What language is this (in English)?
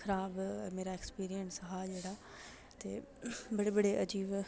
Dogri